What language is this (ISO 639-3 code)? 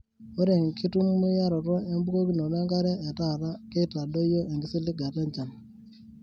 mas